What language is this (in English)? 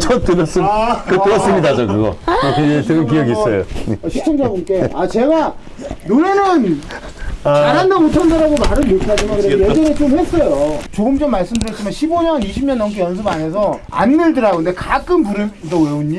Korean